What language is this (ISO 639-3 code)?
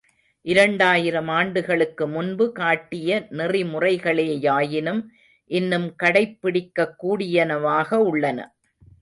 tam